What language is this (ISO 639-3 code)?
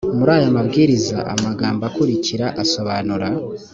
kin